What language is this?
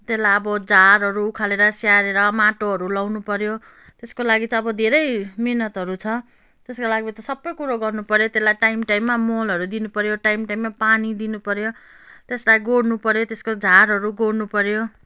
Nepali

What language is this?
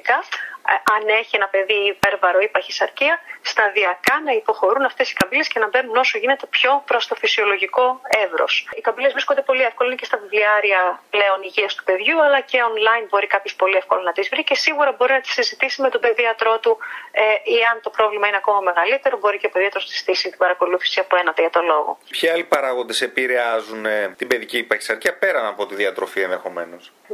Greek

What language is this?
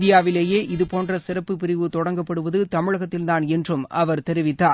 Tamil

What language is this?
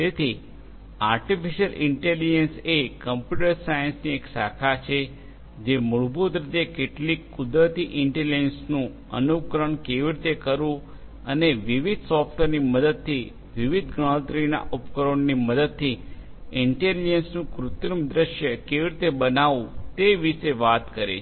Gujarati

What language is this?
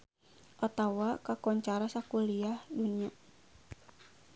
Sundanese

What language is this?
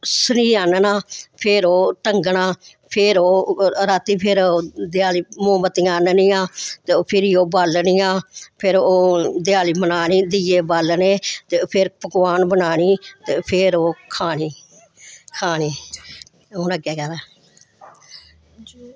Dogri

